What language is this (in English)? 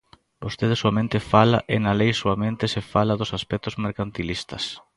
Galician